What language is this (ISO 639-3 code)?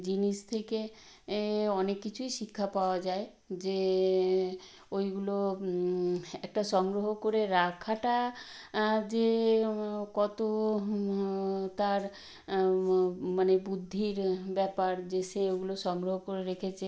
ben